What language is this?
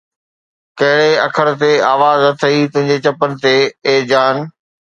Sindhi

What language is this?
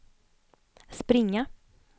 Swedish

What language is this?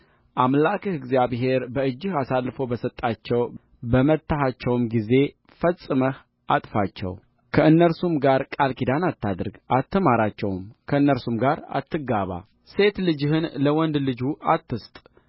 Amharic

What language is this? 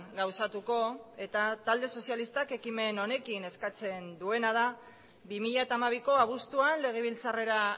Basque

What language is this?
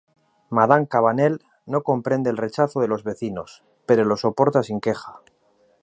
Spanish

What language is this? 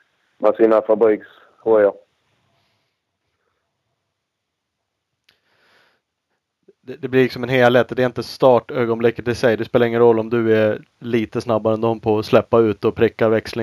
Swedish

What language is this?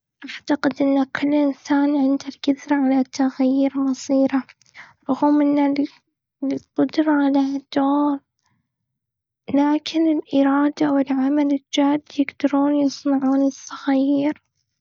Gulf Arabic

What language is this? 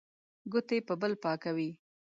Pashto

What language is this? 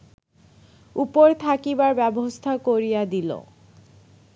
Bangla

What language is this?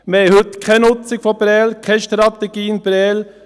Swiss German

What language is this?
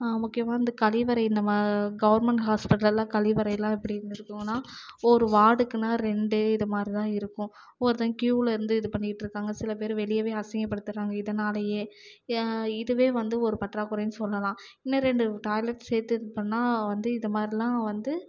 Tamil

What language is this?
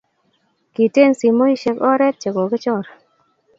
Kalenjin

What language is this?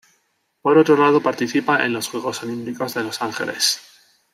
Spanish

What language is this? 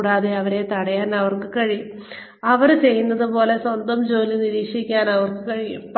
Malayalam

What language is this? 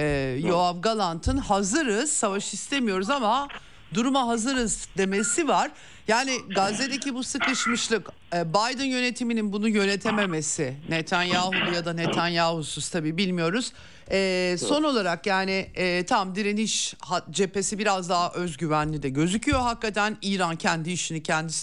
Turkish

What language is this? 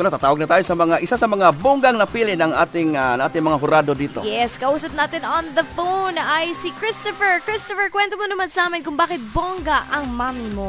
Filipino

